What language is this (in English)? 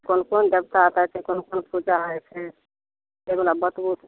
Maithili